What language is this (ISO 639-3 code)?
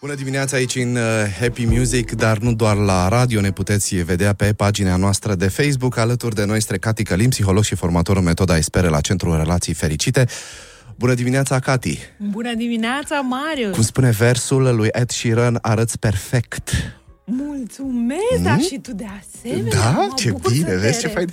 ron